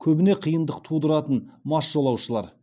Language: Kazakh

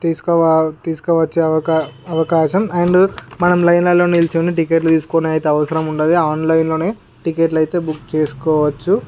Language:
Telugu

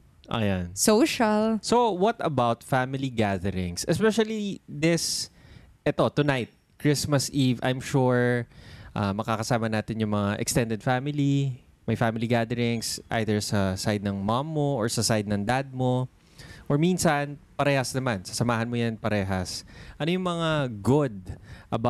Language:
Filipino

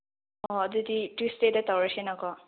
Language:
Manipuri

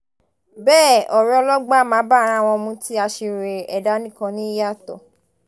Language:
Yoruba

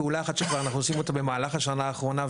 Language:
Hebrew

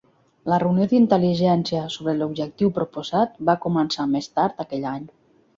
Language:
Catalan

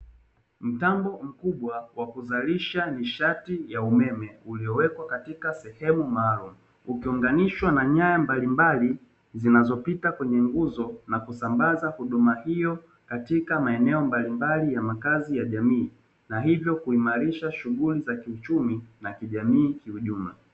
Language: Swahili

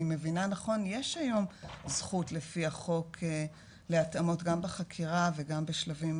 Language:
Hebrew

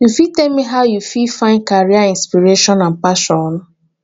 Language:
Nigerian Pidgin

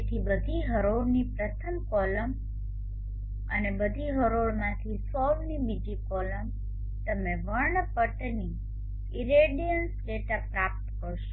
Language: Gujarati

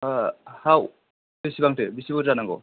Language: Bodo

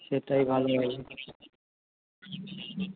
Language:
Bangla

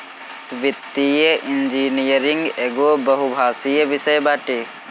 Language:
Bhojpuri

